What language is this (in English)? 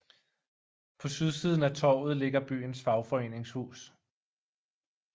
Danish